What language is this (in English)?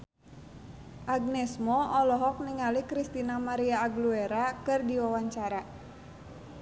Sundanese